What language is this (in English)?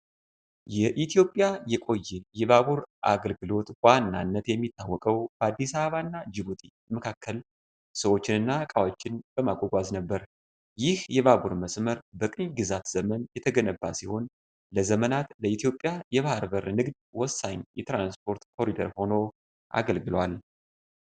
Amharic